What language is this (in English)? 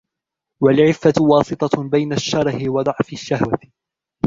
Arabic